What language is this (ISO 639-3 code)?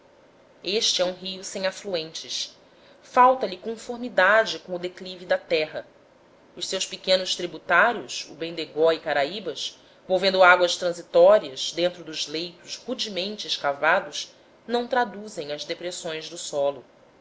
por